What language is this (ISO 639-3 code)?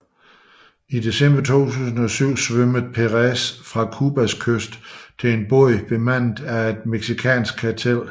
dan